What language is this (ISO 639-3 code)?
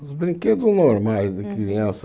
por